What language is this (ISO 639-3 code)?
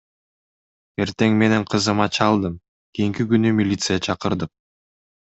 kir